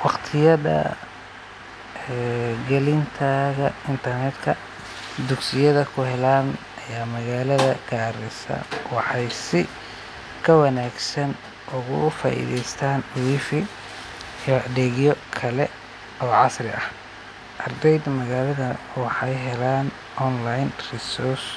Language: Somali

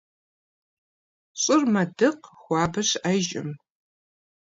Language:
Kabardian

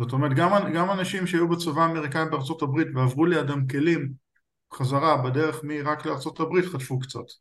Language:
Hebrew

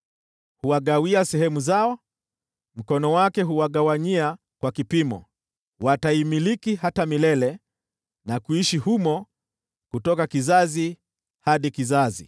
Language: Swahili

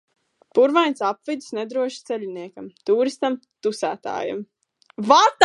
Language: Latvian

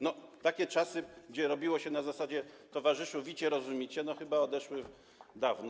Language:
Polish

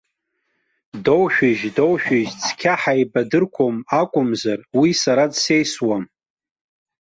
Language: Abkhazian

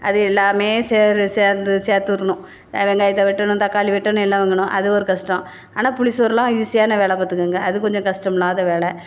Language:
Tamil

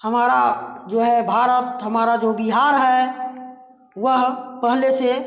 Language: Hindi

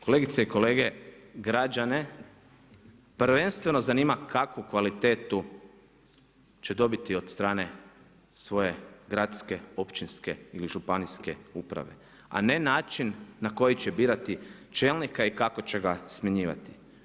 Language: Croatian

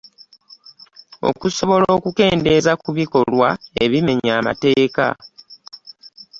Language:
Ganda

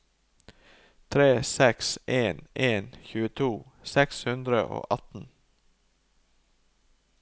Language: Norwegian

